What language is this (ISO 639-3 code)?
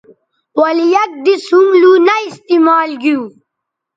btv